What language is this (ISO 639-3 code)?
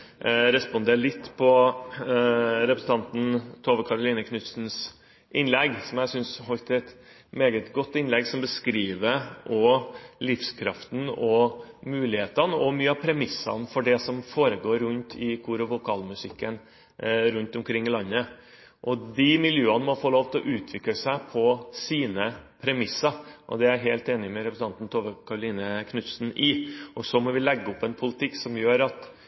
nob